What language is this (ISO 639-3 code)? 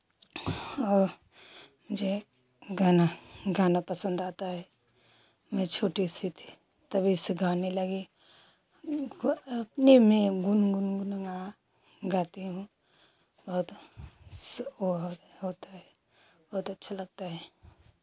hin